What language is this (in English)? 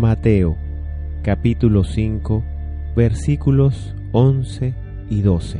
Spanish